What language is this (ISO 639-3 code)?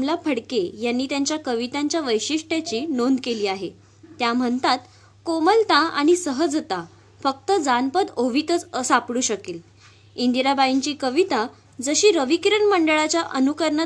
mar